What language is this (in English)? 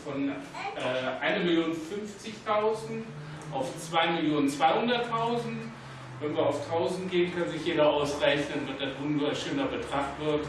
German